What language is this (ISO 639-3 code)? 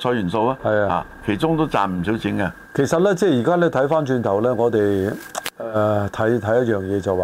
zho